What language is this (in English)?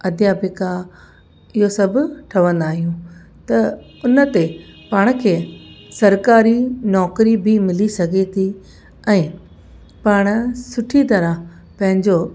Sindhi